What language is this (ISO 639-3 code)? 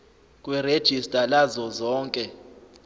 zul